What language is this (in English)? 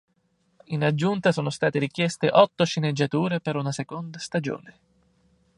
Italian